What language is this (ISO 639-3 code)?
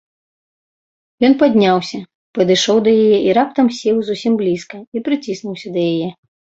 bel